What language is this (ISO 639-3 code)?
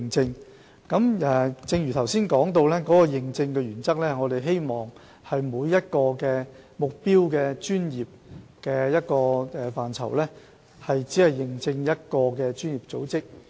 yue